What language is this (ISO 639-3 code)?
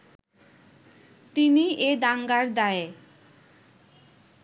ben